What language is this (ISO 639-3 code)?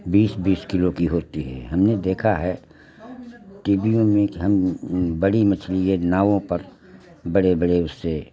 hin